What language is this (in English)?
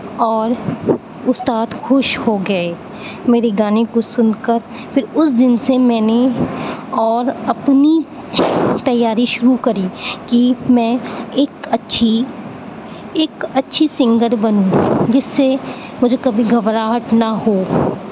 Urdu